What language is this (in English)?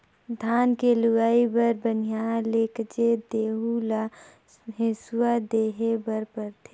Chhattisgarhi